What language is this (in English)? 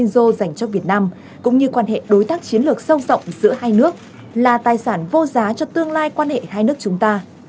Vietnamese